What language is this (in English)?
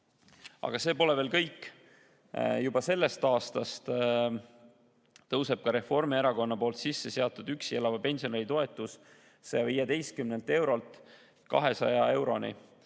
Estonian